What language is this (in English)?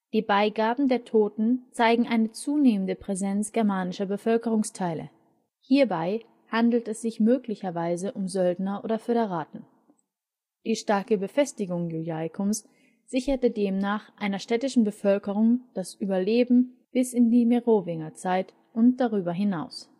German